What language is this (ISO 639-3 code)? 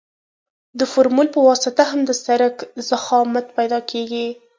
pus